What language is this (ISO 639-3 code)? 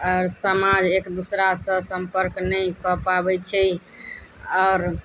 mai